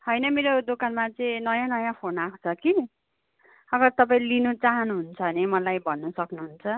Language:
Nepali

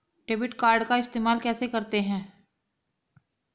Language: Hindi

